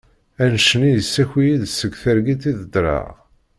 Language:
Kabyle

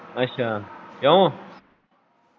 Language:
Punjabi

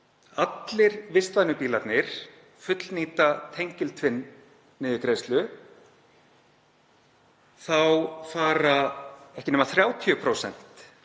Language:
Icelandic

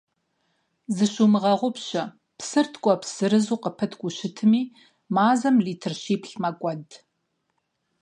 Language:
Kabardian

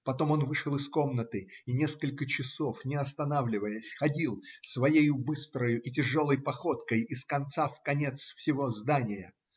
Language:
Russian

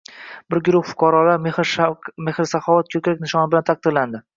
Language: Uzbek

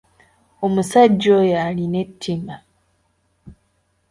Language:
Ganda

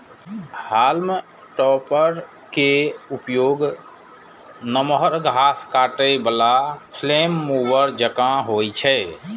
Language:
Maithili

